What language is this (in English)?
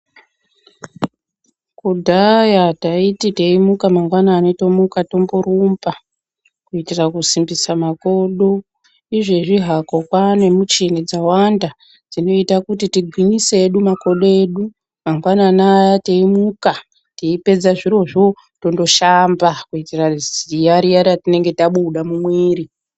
Ndau